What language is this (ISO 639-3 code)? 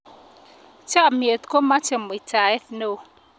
kln